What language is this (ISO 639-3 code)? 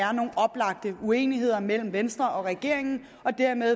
dan